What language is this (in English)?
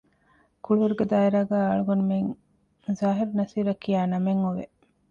Divehi